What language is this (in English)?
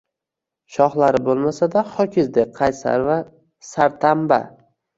Uzbek